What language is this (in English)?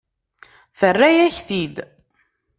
Kabyle